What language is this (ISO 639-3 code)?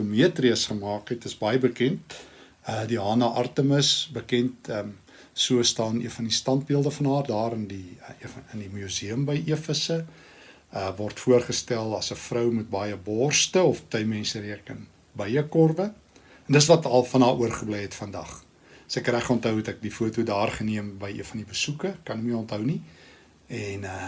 nld